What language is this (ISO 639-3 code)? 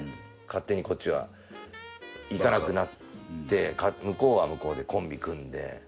jpn